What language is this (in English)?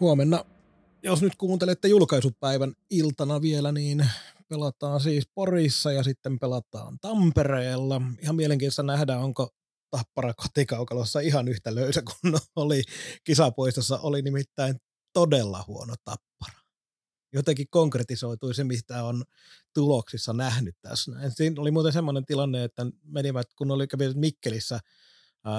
Finnish